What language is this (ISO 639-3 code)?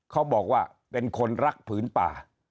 tha